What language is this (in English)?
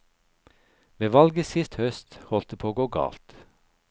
Norwegian